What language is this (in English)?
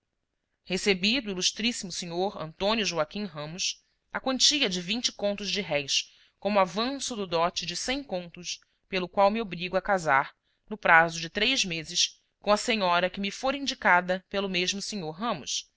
Portuguese